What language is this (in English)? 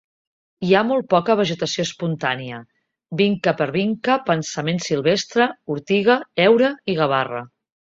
Catalan